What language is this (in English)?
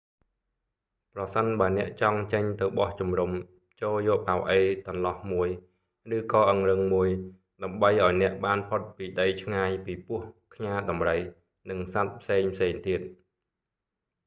Khmer